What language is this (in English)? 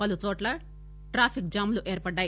Telugu